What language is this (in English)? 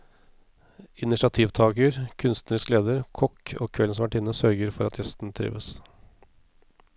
Norwegian